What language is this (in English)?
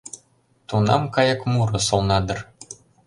Mari